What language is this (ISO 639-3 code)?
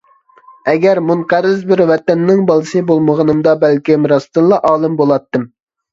uig